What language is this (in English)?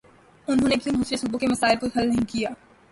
Urdu